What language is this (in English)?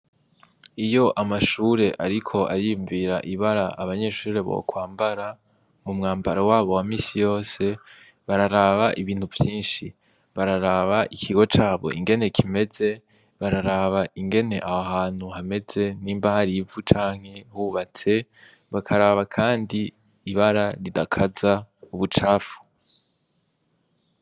Rundi